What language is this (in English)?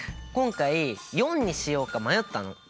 Japanese